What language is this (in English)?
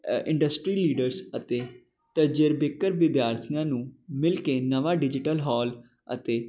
Punjabi